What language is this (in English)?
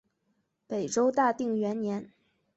Chinese